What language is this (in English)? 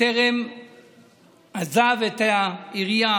Hebrew